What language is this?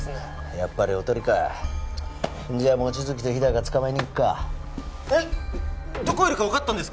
Japanese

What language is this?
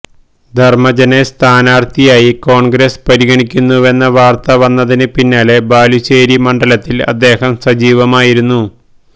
Malayalam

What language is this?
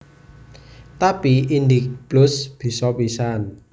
Javanese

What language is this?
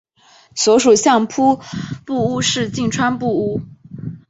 Chinese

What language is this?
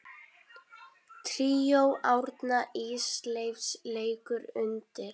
Icelandic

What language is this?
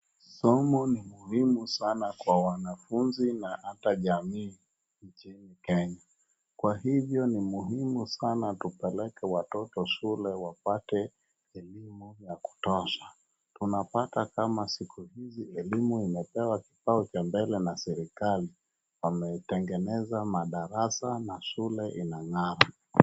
Swahili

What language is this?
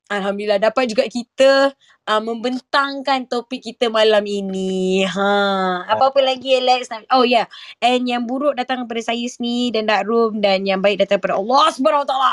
Malay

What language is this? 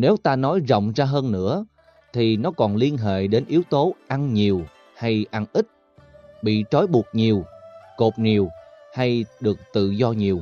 Vietnamese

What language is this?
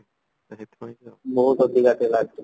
Odia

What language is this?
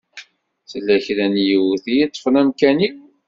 Kabyle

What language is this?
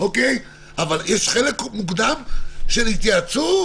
Hebrew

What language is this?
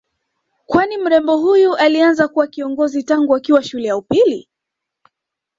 Swahili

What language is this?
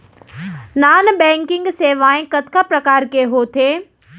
Chhattisgarhi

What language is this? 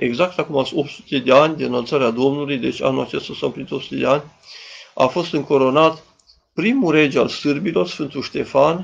Romanian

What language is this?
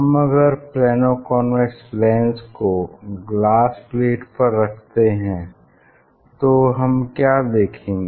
Hindi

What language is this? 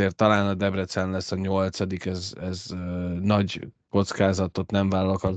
Hungarian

